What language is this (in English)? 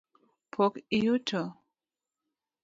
Luo (Kenya and Tanzania)